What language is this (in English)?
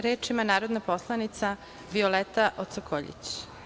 Serbian